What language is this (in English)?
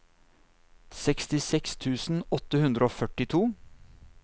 Norwegian